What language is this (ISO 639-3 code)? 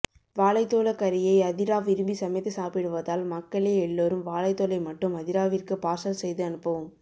tam